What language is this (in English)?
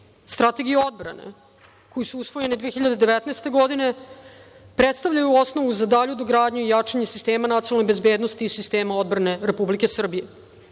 Serbian